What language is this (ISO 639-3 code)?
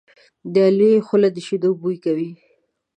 pus